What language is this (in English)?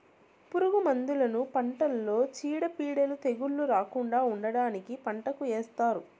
Telugu